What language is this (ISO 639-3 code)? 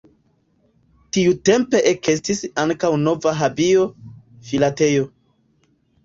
epo